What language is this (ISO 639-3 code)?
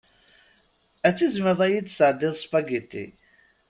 kab